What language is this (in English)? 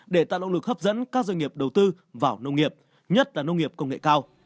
Vietnamese